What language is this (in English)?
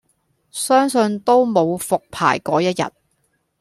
Cantonese